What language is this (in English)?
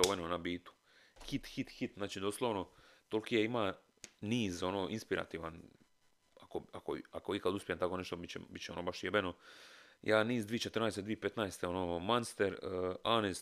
Croatian